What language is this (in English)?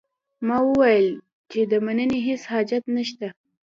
Pashto